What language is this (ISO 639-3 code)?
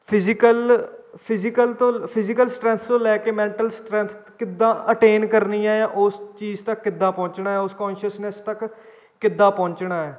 pan